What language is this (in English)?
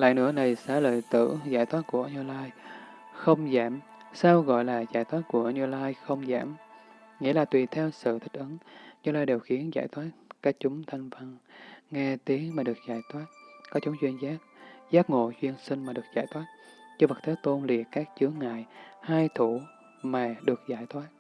Vietnamese